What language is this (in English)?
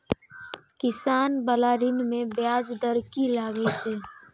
Maithili